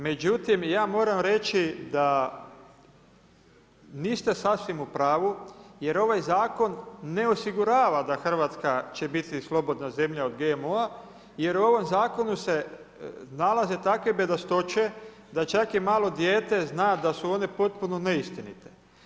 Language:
Croatian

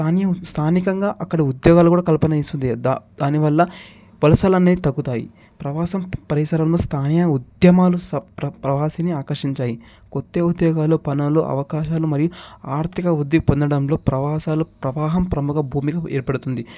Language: Telugu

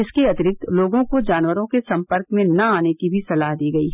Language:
Hindi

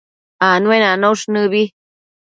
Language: Matsés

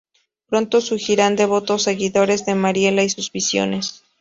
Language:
Spanish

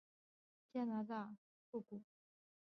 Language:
Chinese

